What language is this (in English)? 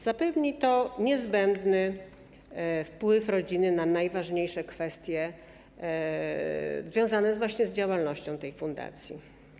Polish